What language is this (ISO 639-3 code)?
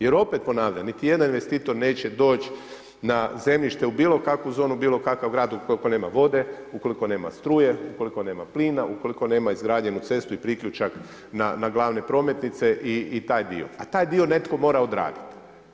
hrv